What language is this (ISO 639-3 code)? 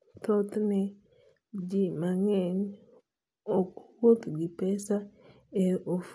luo